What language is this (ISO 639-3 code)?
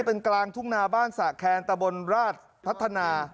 tha